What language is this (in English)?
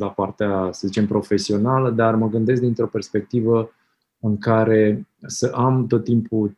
Romanian